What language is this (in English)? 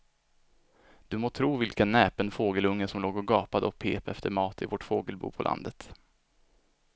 Swedish